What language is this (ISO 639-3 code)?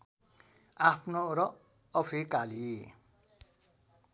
nep